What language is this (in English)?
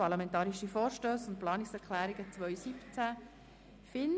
Swiss German